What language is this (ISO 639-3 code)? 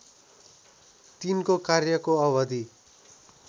nep